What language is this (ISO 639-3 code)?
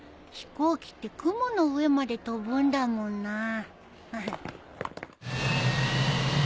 jpn